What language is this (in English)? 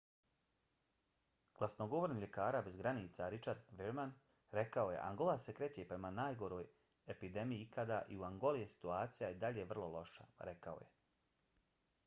Bosnian